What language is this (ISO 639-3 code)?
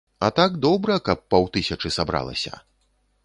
bel